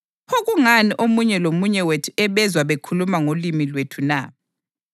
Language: North Ndebele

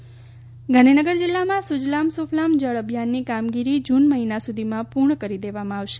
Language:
Gujarati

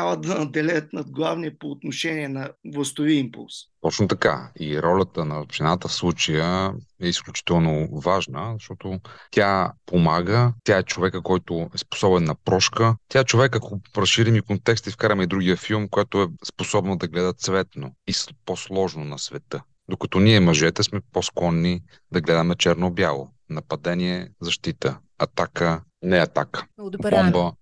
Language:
Bulgarian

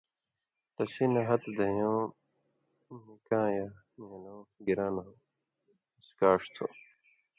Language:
Indus Kohistani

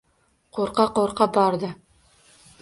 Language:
Uzbek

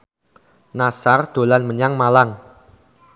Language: Javanese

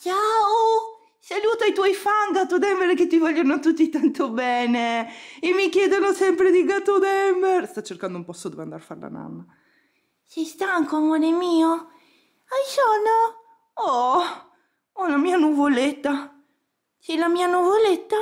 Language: Italian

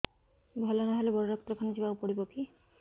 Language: Odia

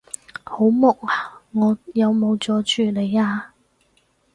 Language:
Cantonese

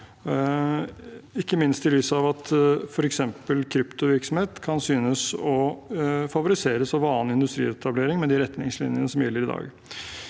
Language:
Norwegian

